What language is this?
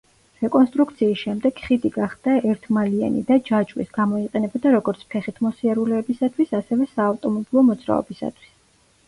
Georgian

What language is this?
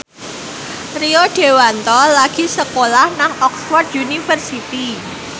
Javanese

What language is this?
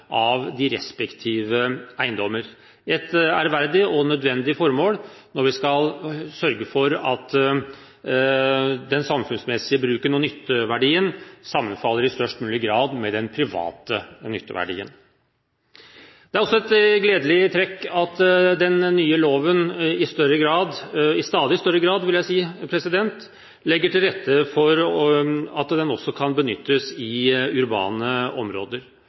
Norwegian Bokmål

